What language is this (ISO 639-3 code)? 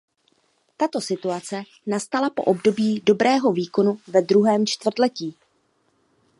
ces